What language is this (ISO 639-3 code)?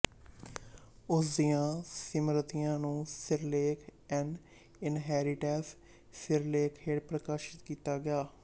pan